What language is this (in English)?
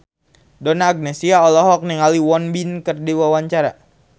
Sundanese